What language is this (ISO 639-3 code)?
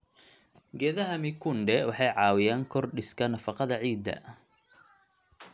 som